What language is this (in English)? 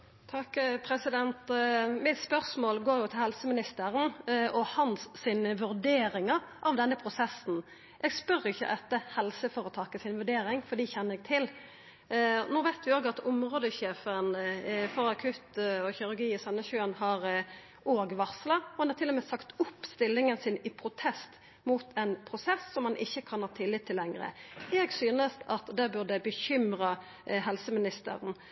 Norwegian Nynorsk